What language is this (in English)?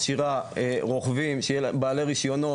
Hebrew